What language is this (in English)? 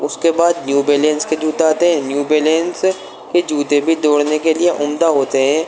Urdu